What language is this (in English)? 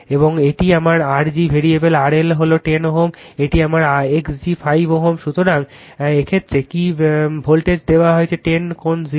Bangla